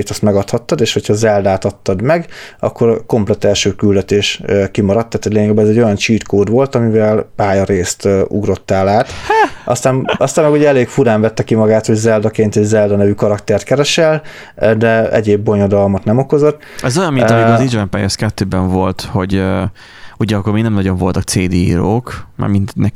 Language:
Hungarian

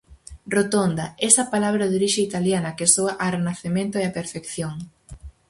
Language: Galician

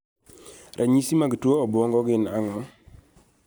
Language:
Luo (Kenya and Tanzania)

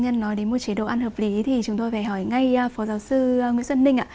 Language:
Vietnamese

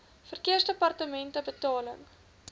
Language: Afrikaans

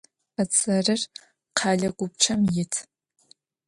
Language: Adyghe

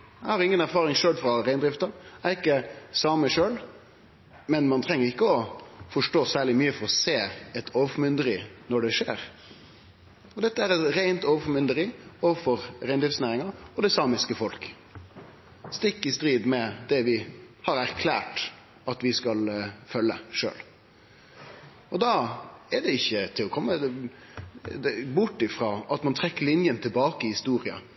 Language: Norwegian Nynorsk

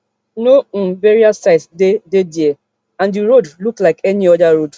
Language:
Nigerian Pidgin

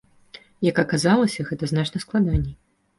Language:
Belarusian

